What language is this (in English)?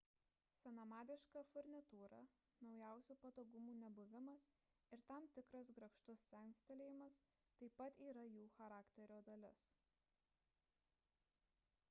Lithuanian